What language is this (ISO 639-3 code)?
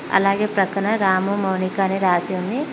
tel